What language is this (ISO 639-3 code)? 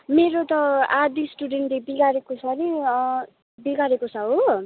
nep